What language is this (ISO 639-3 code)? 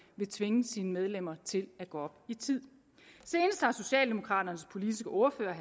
dan